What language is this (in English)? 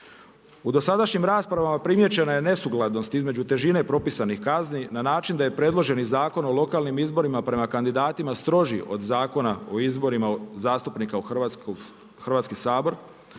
Croatian